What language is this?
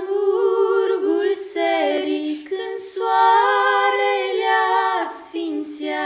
Romanian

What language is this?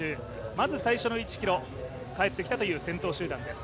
Japanese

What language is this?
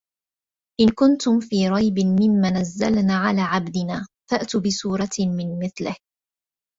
Arabic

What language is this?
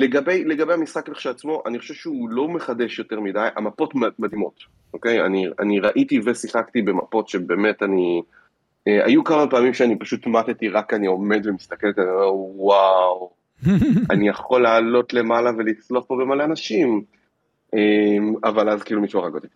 Hebrew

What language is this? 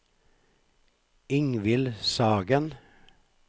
Norwegian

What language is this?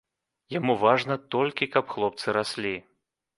Belarusian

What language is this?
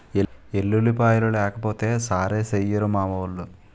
Telugu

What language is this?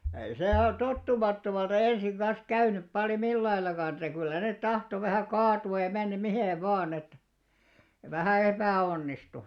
Finnish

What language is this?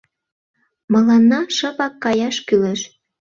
Mari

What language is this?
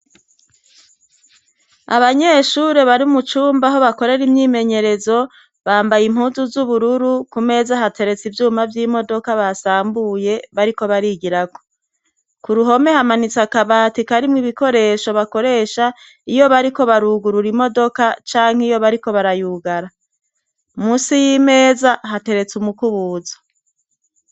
Rundi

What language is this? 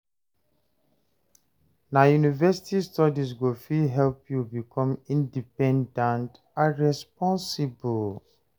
Nigerian Pidgin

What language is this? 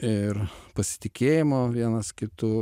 Lithuanian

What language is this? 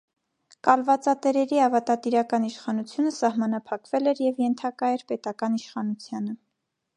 Armenian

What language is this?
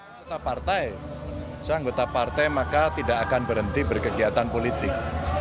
Indonesian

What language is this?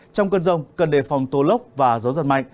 Vietnamese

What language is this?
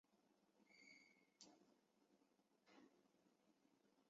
Chinese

